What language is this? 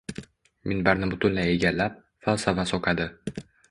Uzbek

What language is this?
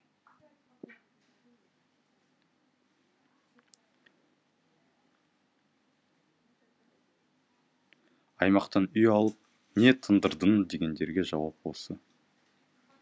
Kazakh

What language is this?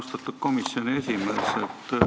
Estonian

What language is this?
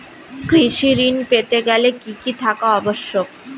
Bangla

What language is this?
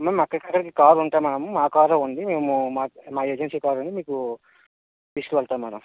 Telugu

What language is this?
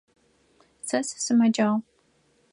Adyghe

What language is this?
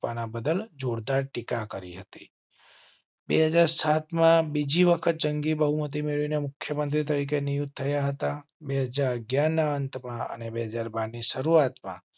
Gujarati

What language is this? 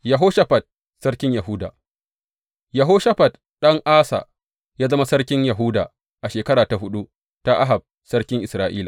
Hausa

